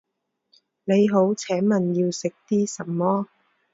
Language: Chinese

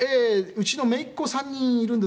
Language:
Japanese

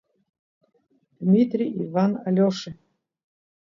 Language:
Abkhazian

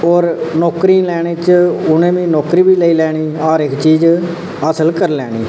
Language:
Dogri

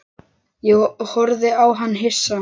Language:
Icelandic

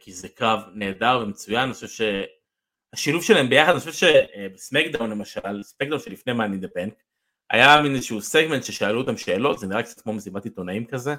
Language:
Hebrew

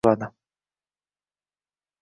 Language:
Uzbek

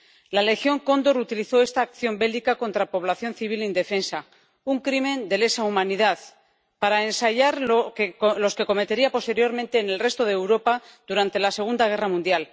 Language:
Spanish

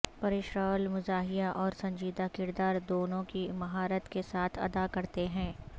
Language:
Urdu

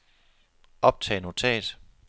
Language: Danish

